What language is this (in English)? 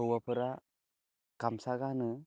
Bodo